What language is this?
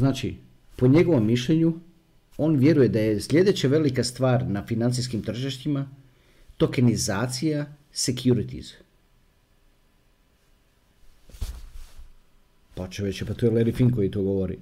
Croatian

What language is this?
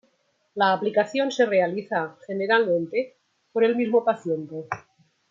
Spanish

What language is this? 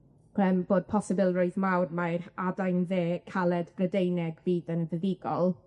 Welsh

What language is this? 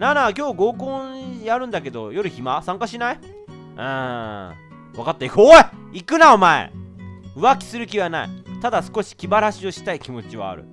Japanese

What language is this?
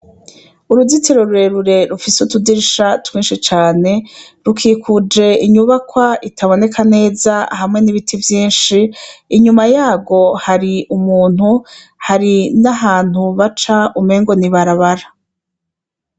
Rundi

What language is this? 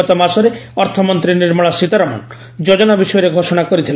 Odia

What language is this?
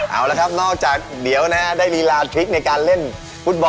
Thai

